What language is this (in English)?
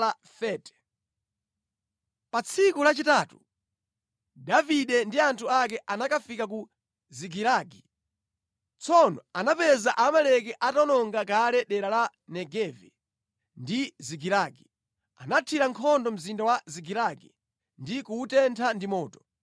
Nyanja